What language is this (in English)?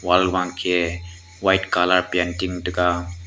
Wancho Naga